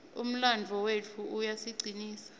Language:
Swati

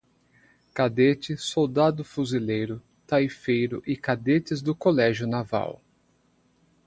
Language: Portuguese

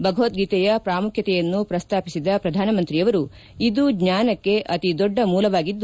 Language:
Kannada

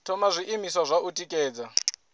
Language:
Venda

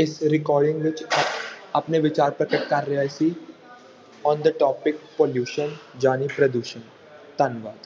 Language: Punjabi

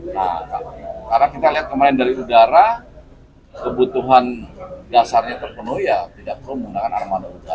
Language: Indonesian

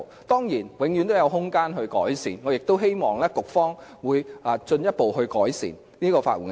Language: Cantonese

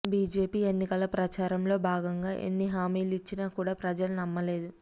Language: Telugu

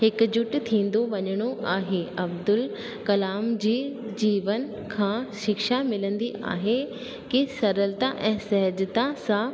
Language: Sindhi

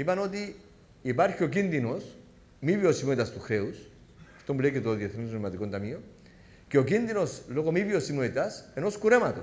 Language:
Greek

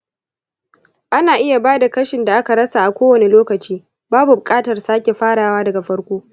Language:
Hausa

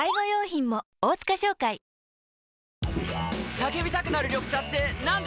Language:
Japanese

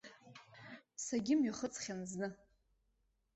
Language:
Abkhazian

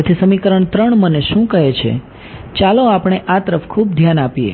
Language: Gujarati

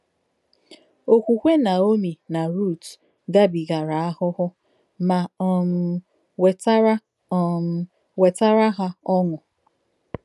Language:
Igbo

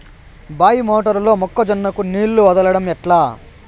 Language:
Telugu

